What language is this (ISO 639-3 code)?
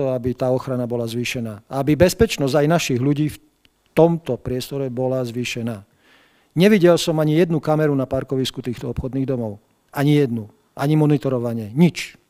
slk